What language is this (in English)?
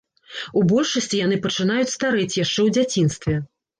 Belarusian